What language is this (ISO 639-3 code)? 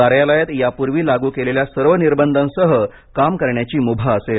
mar